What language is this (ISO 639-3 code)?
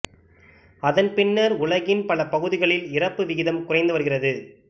tam